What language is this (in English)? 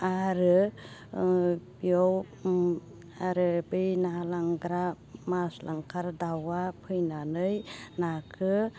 Bodo